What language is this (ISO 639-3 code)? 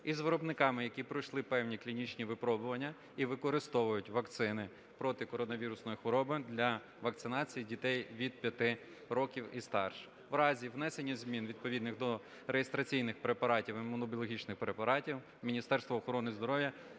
ukr